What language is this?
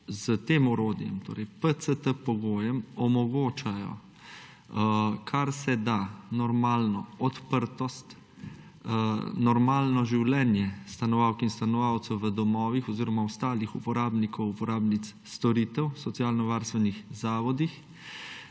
Slovenian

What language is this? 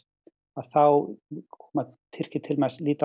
Icelandic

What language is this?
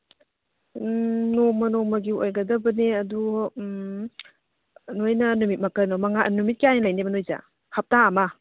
Manipuri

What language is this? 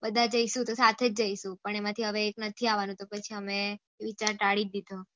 Gujarati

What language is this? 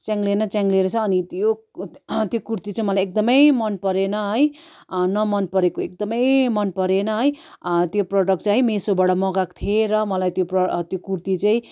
Nepali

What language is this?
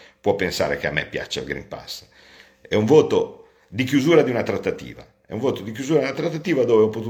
Italian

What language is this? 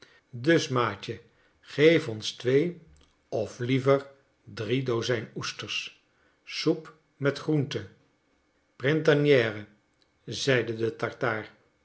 Dutch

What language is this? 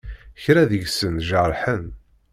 Kabyle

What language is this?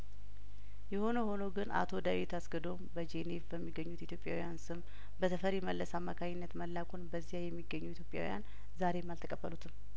Amharic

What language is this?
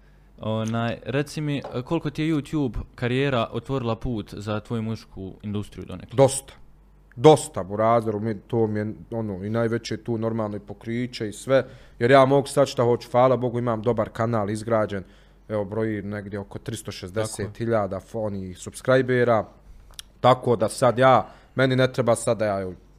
Croatian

